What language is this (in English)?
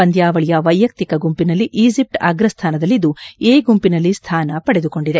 Kannada